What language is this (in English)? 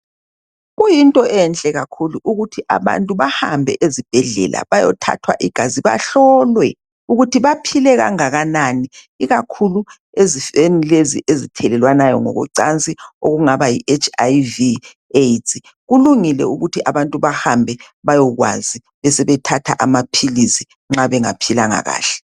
North Ndebele